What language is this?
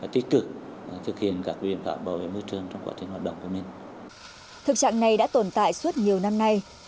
Vietnamese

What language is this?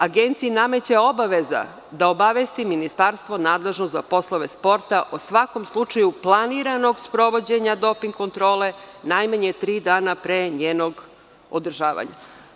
Serbian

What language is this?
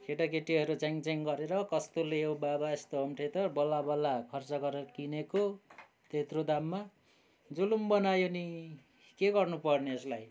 Nepali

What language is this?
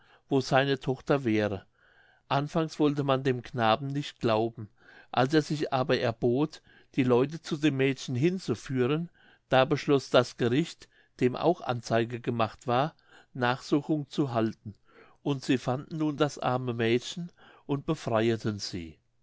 German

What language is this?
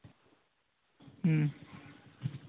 Santali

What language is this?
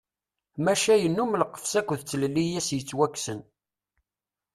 Kabyle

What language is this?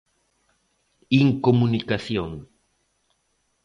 Galician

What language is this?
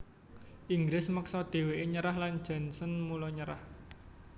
Javanese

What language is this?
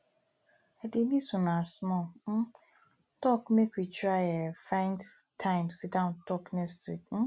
Nigerian Pidgin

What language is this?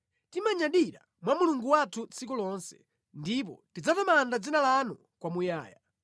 Nyanja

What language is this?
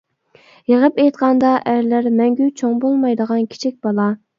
Uyghur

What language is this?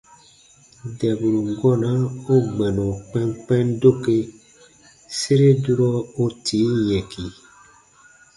Baatonum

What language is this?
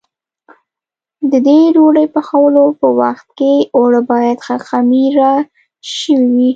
Pashto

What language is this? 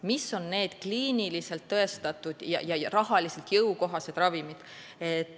Estonian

